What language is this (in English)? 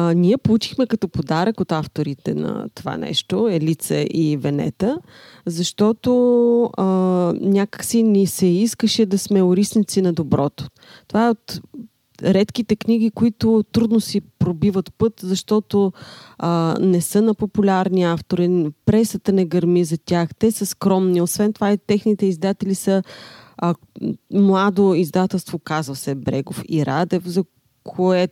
Bulgarian